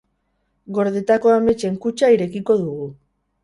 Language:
Basque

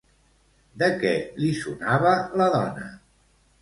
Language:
Catalan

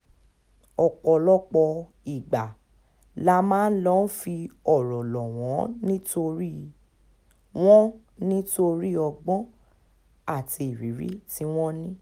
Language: Yoruba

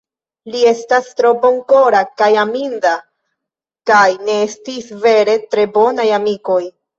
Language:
Esperanto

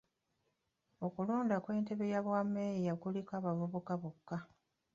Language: Ganda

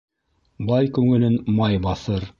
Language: Bashkir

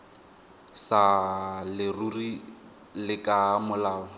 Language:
Tswana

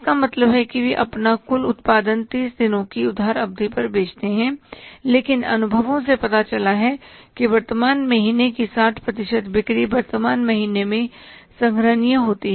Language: Hindi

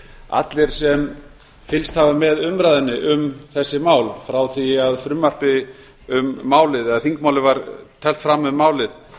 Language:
Icelandic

